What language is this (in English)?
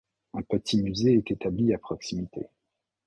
French